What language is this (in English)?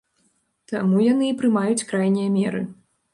Belarusian